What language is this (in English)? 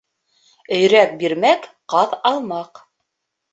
Bashkir